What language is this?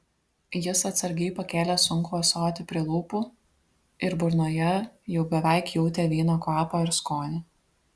Lithuanian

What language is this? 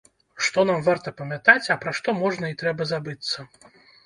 Belarusian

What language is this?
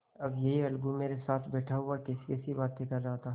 Hindi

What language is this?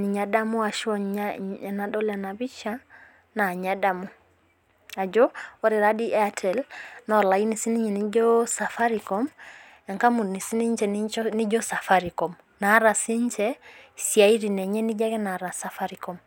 Masai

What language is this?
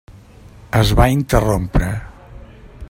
Catalan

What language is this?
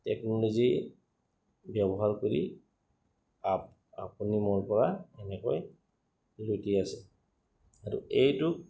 Assamese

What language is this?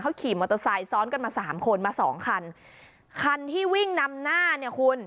Thai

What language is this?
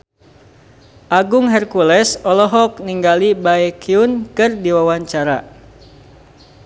Sundanese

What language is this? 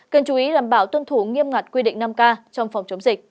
Vietnamese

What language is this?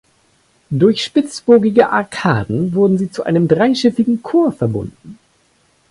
German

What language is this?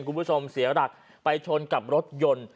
Thai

